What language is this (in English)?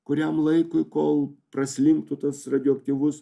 Lithuanian